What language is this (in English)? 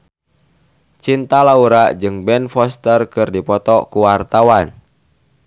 Sundanese